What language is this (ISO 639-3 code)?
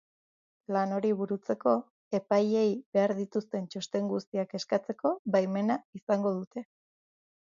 eus